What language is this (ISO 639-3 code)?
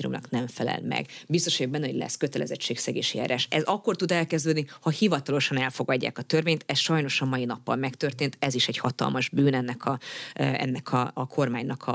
hun